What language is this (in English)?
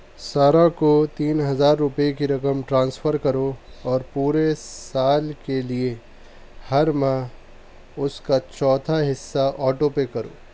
Urdu